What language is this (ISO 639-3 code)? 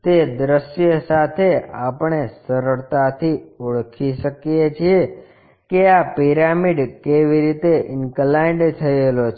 guj